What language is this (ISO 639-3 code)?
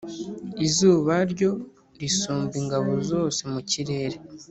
kin